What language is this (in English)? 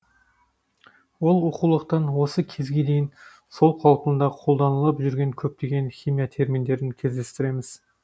Kazakh